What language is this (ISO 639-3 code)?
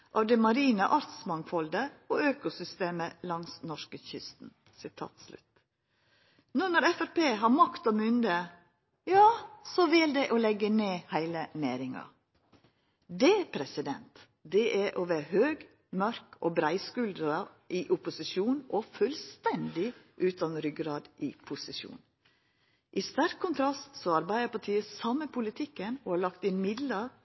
nno